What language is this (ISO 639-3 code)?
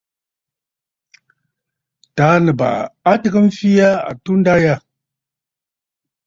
bfd